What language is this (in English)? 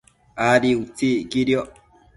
Matsés